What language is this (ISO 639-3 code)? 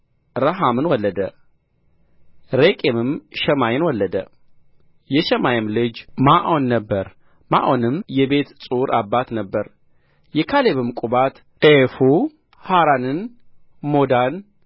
amh